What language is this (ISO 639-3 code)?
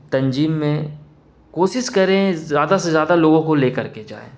urd